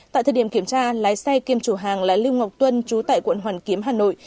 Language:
Vietnamese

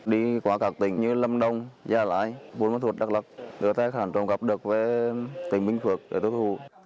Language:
Vietnamese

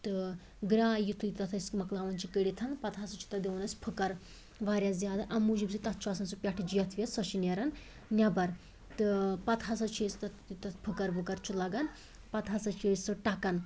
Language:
Kashmiri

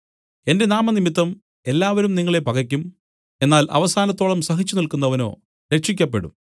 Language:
Malayalam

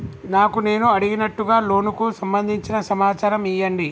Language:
Telugu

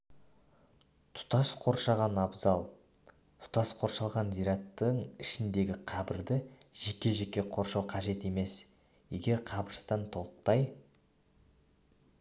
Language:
Kazakh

